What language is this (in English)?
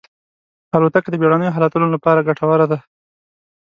Pashto